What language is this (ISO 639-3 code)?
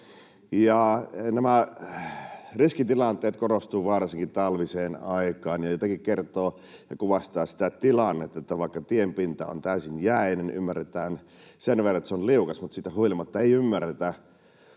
fin